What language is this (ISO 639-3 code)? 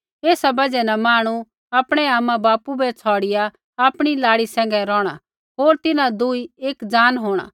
kfx